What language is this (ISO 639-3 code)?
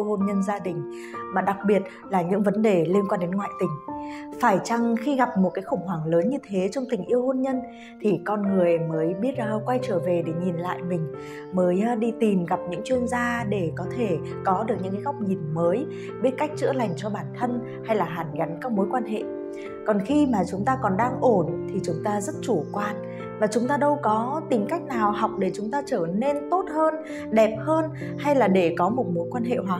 vie